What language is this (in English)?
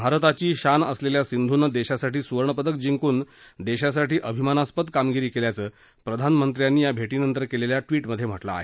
Marathi